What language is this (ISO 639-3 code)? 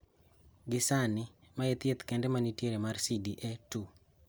luo